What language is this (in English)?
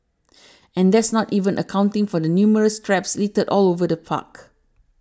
English